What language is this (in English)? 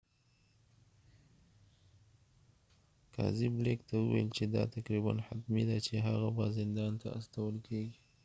Pashto